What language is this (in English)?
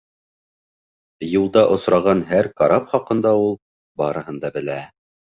Bashkir